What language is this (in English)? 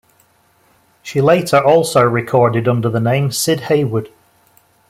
English